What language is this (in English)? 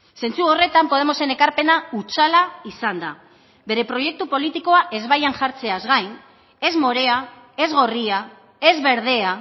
Basque